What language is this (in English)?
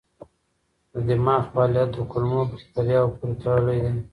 Pashto